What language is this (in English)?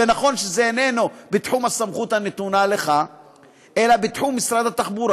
Hebrew